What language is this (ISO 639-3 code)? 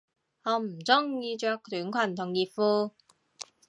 yue